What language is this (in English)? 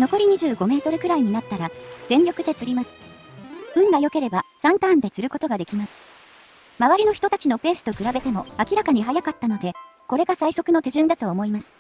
Japanese